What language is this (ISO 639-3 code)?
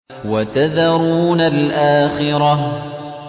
ara